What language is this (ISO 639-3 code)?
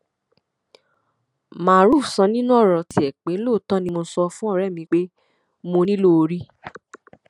yor